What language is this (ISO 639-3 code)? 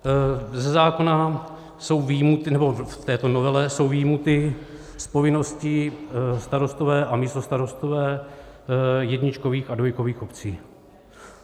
ces